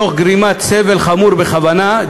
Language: Hebrew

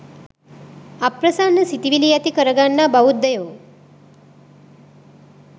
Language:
Sinhala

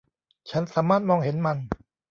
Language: Thai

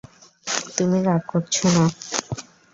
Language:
Bangla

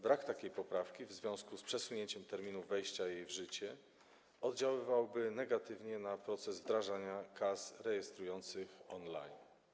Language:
Polish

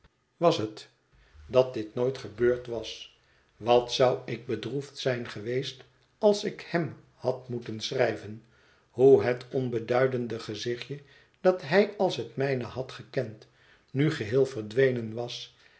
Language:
Dutch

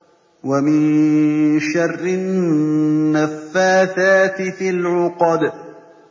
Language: Arabic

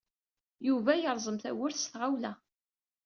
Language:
Kabyle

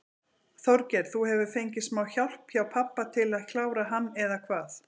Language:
Icelandic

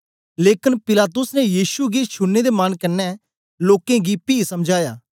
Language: Dogri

